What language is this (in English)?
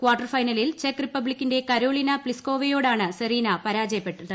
Malayalam